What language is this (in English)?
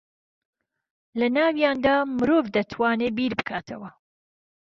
Central Kurdish